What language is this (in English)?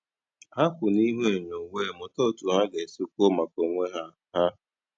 Igbo